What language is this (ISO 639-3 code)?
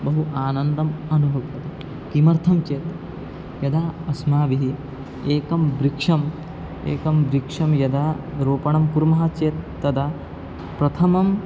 san